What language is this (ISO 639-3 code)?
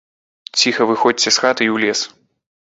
bel